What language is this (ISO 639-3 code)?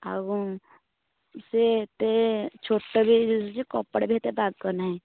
ori